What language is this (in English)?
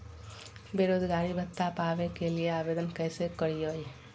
Magahi